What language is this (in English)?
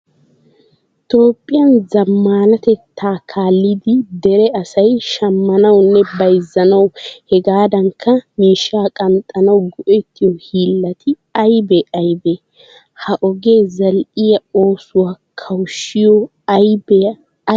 Wolaytta